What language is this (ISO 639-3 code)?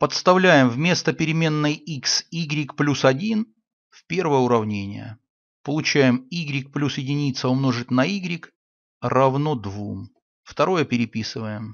rus